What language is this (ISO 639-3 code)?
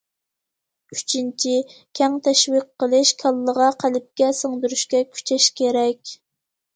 uig